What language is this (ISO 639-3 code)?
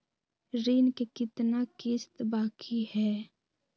mag